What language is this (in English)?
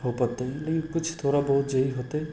Maithili